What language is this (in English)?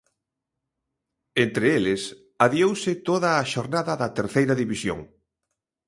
Galician